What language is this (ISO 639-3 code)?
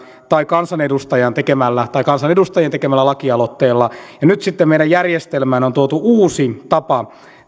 fin